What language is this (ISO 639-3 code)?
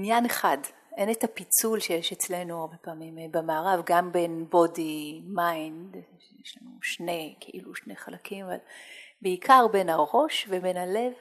heb